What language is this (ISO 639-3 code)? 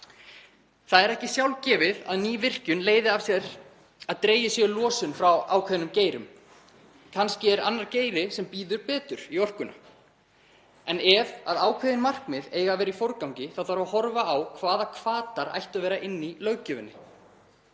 isl